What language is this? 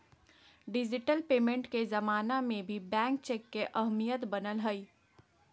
Magahi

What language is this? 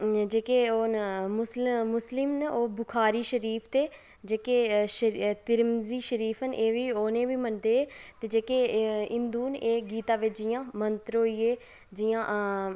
Dogri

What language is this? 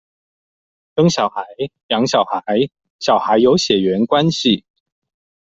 Chinese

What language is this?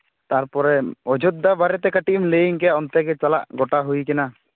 Santali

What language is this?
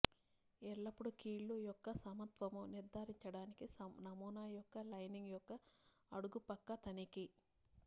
Telugu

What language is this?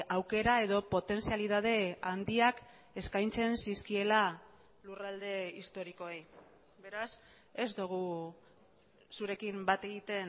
Basque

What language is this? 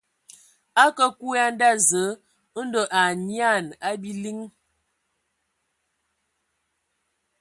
Ewondo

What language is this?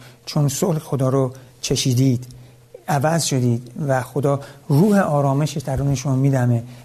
Persian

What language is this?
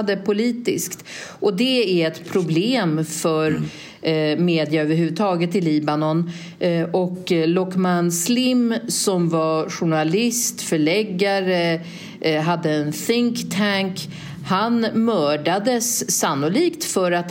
Swedish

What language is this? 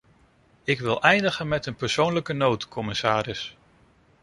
Dutch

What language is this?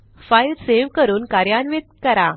Marathi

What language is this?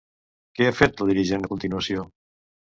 Catalan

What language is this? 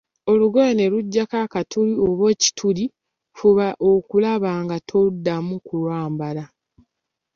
Ganda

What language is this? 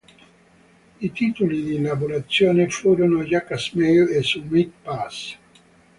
Italian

